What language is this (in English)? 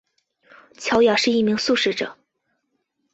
Chinese